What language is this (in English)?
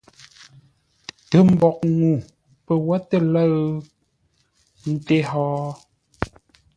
Ngombale